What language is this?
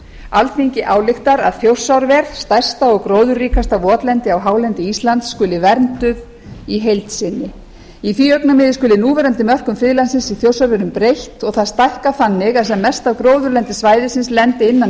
Icelandic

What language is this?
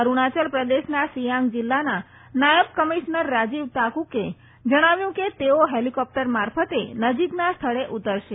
Gujarati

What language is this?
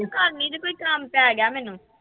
Punjabi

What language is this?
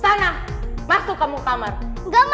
Indonesian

